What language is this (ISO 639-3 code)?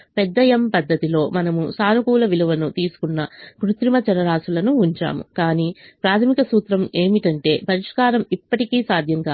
tel